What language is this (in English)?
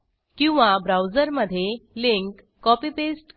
Marathi